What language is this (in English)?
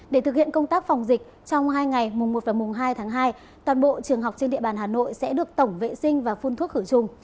Vietnamese